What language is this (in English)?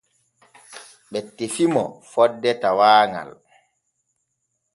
Borgu Fulfulde